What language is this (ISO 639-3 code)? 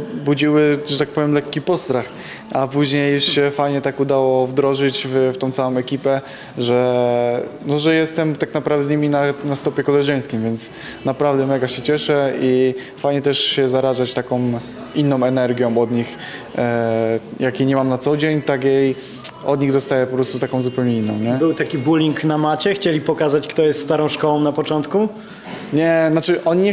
pol